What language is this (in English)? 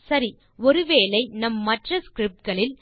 Tamil